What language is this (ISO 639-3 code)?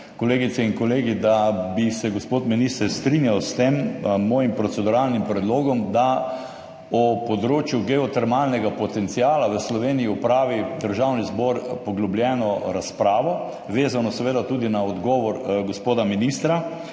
slv